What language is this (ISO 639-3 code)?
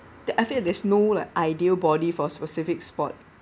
eng